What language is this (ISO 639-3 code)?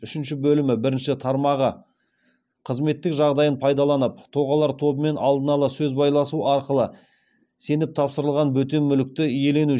kaz